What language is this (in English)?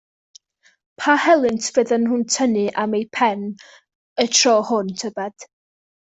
Welsh